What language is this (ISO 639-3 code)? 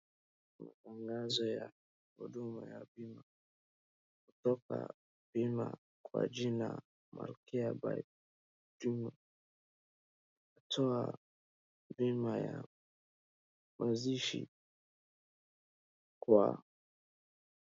swa